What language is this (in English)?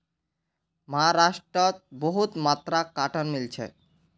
Magahi